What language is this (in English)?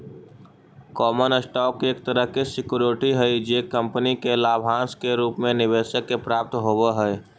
Magahi